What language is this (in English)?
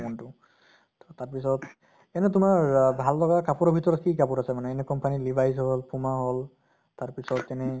Assamese